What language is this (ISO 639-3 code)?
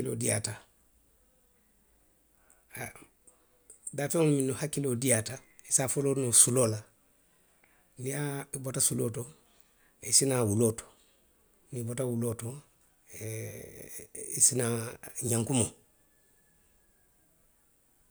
mlq